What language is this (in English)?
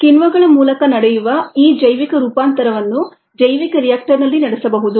Kannada